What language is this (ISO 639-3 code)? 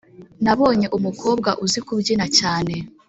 kin